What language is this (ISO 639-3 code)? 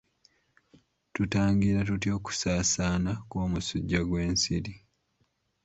lug